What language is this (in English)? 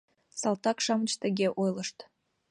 Mari